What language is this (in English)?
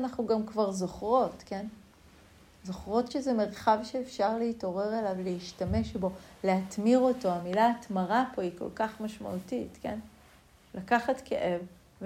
Hebrew